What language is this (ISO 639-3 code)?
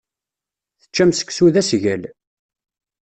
kab